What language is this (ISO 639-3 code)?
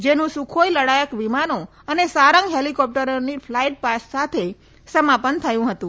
guj